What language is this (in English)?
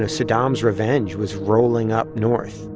English